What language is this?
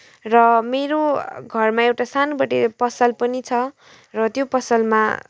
Nepali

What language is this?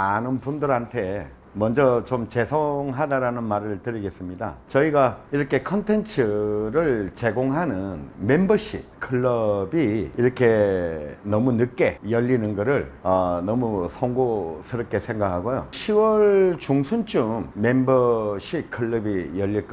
Korean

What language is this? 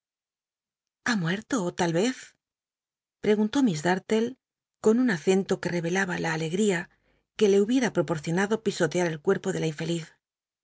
Spanish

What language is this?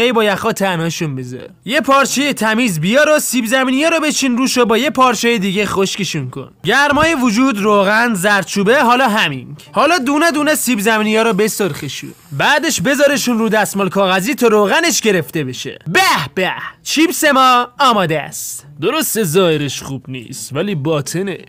Persian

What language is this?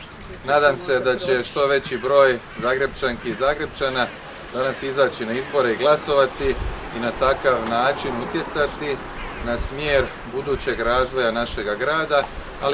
Croatian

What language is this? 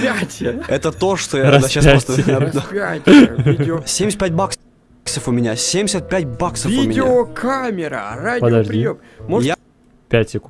Russian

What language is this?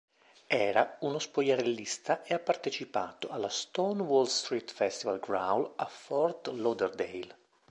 Italian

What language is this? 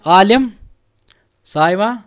Kashmiri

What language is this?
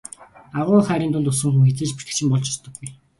Mongolian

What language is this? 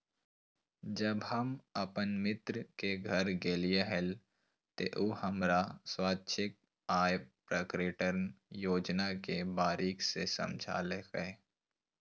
Magahi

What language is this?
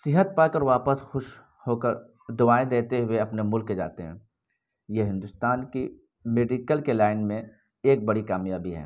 Urdu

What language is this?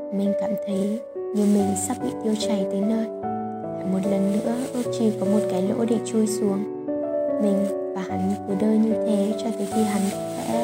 Vietnamese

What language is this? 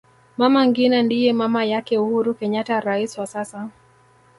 Swahili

